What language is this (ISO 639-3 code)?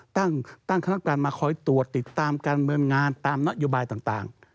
tha